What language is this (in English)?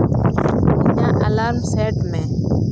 Santali